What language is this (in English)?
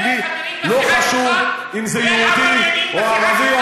Hebrew